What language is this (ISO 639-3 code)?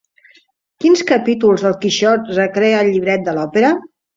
cat